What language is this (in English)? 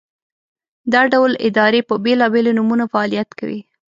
Pashto